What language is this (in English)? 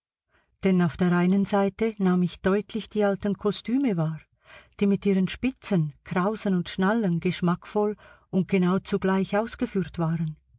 German